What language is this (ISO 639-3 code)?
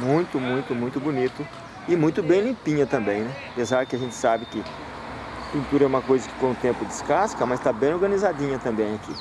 por